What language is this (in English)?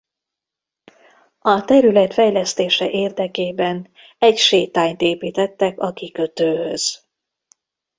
Hungarian